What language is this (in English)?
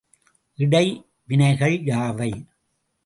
Tamil